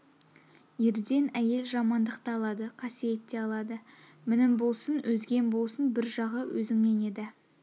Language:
Kazakh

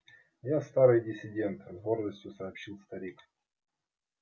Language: Russian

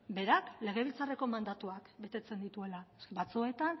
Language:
Basque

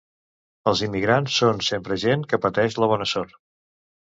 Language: Catalan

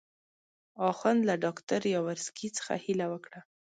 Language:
Pashto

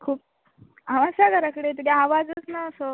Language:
Konkani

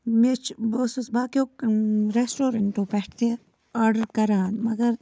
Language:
Kashmiri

